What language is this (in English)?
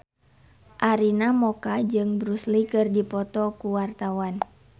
Sundanese